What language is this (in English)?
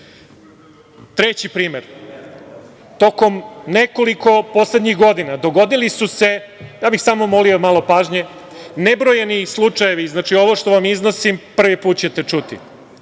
Serbian